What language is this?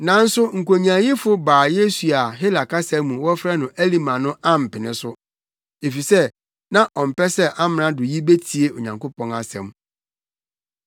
Akan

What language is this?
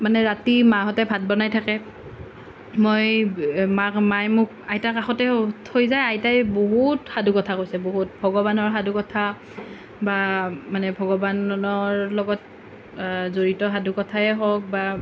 Assamese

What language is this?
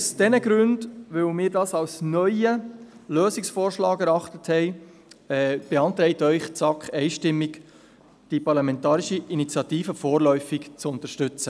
Swiss German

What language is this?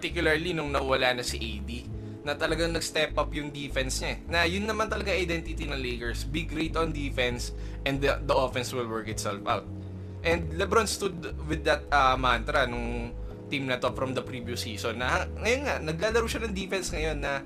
Filipino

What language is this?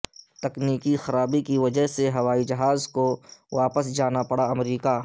Urdu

